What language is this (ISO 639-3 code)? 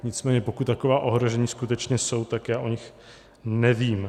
ces